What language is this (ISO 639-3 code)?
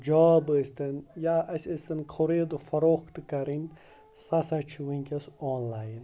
kas